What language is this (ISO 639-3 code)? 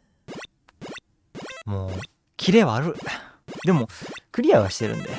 jpn